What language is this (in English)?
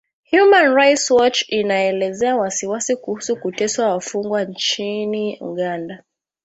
Swahili